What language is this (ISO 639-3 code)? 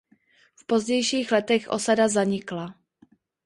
ces